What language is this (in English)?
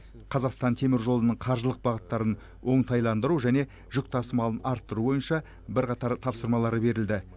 Kazakh